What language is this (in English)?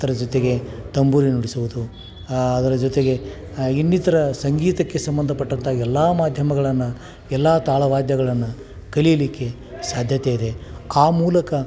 Kannada